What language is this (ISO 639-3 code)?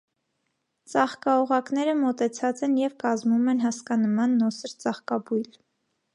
hye